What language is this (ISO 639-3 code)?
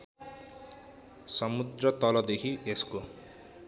nep